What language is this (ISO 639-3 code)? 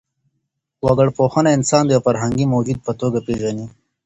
pus